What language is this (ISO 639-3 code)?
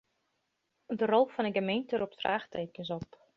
fry